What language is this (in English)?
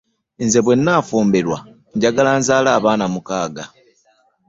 Ganda